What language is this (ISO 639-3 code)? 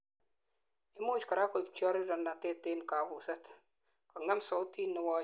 kln